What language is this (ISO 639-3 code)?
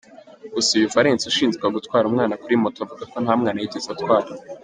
kin